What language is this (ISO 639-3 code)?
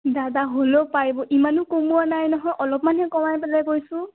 asm